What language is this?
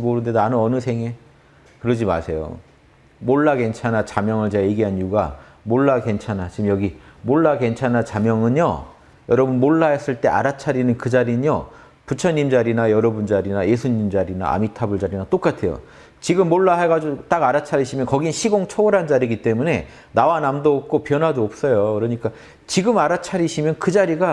Korean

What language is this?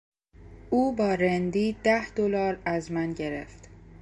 Persian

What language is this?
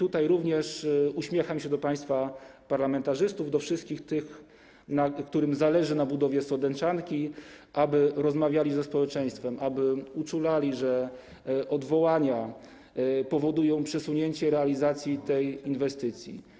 Polish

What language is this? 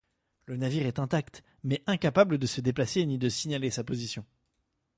French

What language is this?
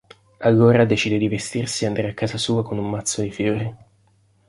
Italian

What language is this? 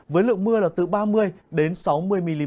Vietnamese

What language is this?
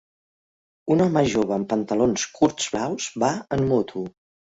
Catalan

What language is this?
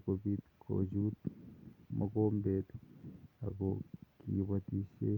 Kalenjin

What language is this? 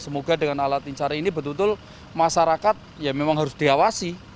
Indonesian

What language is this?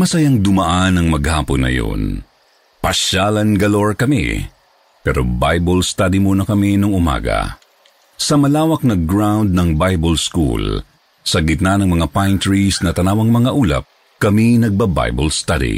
Filipino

